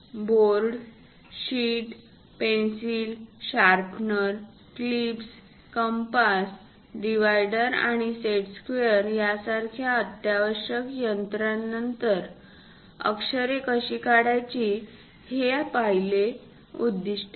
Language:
Marathi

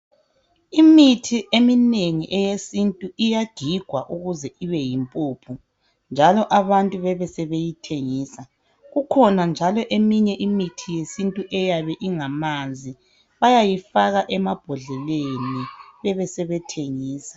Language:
North Ndebele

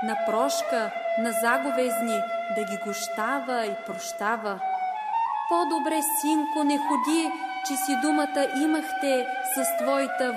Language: Bulgarian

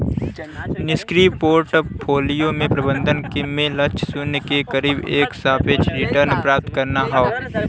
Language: Bhojpuri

